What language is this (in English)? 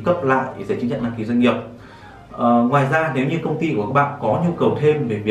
Vietnamese